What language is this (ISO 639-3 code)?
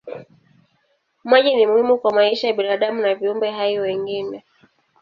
swa